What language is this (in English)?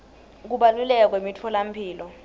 Swati